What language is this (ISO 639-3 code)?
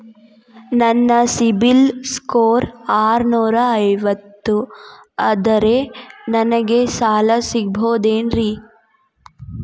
kan